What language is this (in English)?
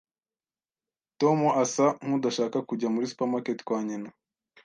Kinyarwanda